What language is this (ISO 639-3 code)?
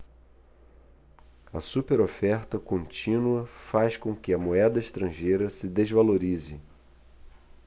por